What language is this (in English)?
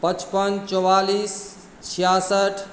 Maithili